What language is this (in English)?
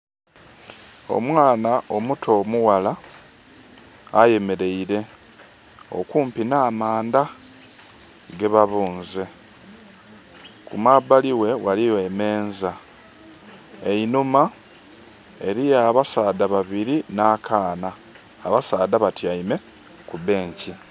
Soga